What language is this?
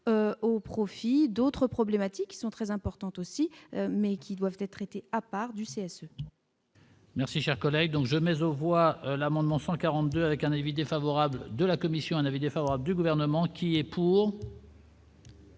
French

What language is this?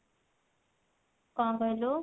Odia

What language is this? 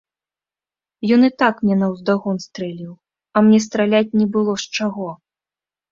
Belarusian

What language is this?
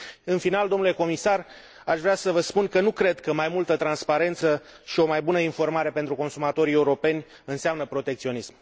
Romanian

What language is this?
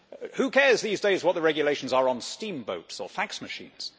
English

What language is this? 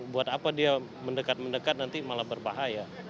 Indonesian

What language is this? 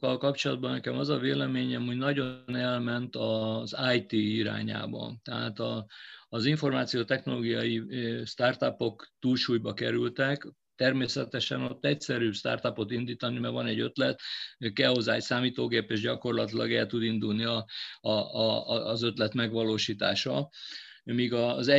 Hungarian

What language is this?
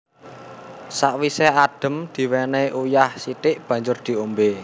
Javanese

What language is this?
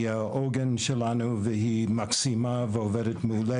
Hebrew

